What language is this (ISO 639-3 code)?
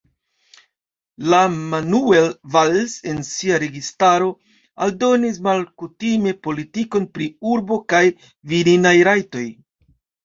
epo